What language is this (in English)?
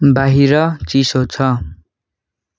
Nepali